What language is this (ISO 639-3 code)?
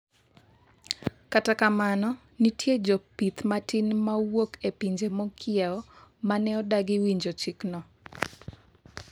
luo